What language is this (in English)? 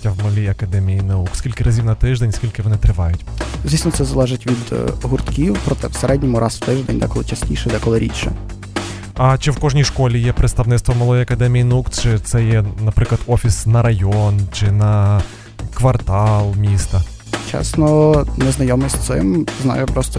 Ukrainian